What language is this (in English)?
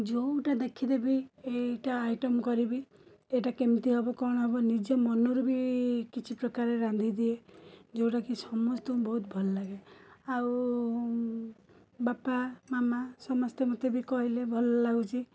Odia